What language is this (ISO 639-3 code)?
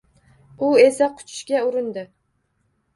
uzb